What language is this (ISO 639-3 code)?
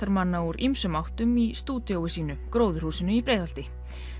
isl